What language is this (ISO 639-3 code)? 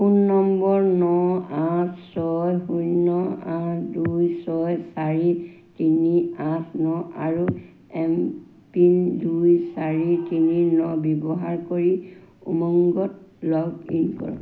asm